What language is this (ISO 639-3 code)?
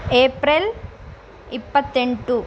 kan